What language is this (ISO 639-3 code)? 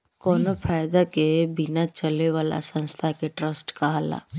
bho